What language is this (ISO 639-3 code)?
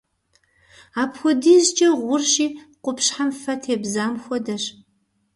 kbd